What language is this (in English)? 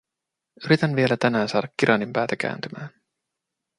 Finnish